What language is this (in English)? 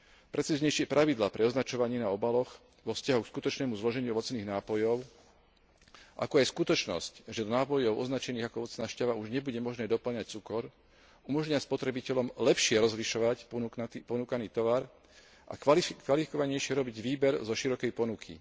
Slovak